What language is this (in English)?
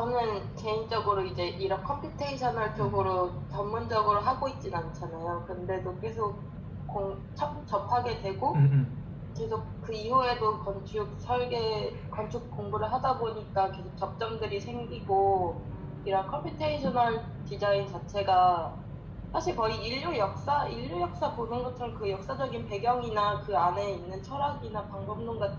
Korean